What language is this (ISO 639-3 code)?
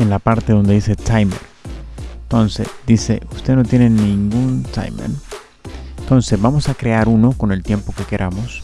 spa